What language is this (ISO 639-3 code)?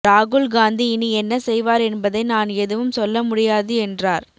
tam